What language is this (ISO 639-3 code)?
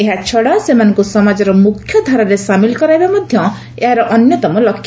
ori